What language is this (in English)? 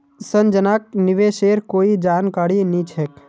Magahi